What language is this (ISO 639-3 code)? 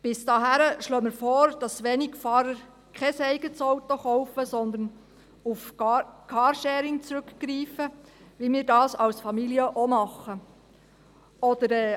gsw